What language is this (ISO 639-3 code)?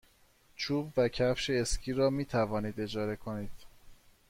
fas